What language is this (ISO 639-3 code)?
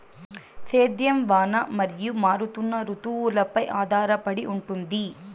tel